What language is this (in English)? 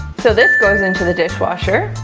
English